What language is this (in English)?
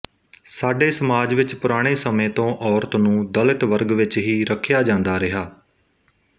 Punjabi